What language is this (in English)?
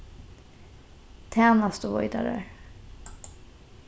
Faroese